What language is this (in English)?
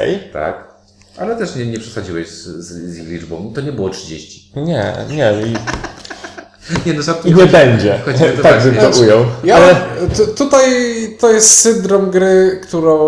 Polish